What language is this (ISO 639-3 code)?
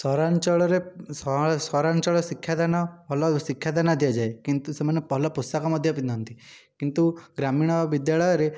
ori